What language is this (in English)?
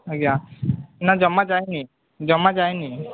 Odia